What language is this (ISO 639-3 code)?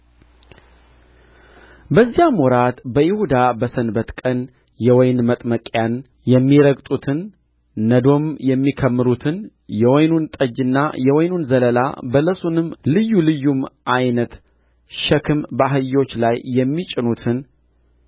amh